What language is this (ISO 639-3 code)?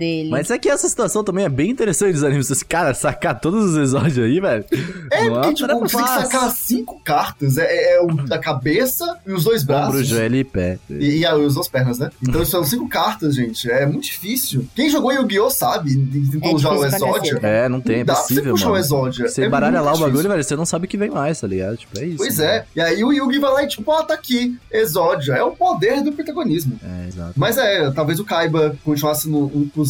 por